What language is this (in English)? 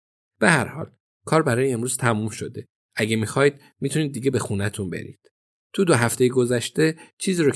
Persian